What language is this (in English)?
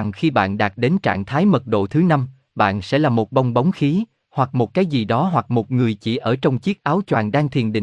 Vietnamese